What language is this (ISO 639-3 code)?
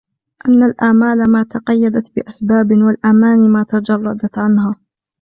ara